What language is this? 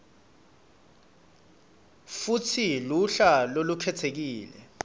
Swati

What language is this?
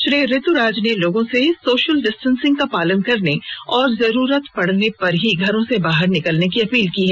Hindi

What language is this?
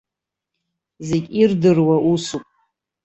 Abkhazian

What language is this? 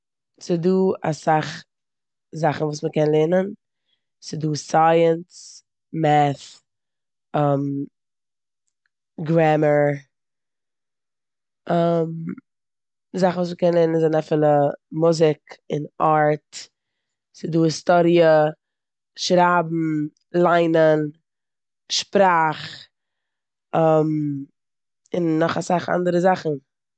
Yiddish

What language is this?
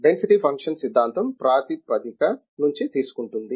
Telugu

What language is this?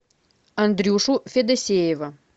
Russian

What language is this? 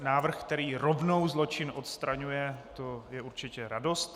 Czech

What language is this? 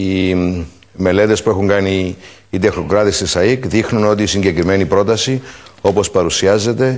Greek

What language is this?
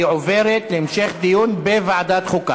Hebrew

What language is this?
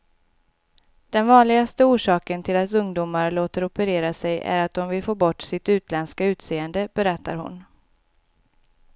Swedish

